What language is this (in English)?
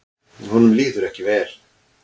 Icelandic